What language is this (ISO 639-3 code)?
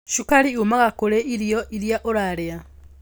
kik